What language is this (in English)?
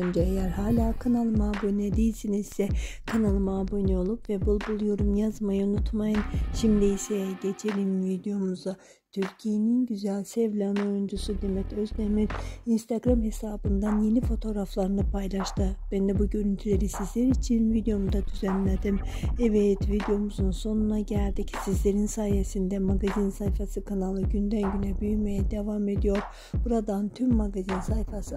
Turkish